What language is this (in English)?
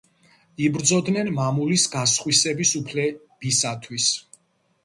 Georgian